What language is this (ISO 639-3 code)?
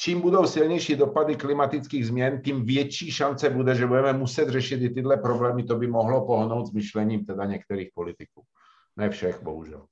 ces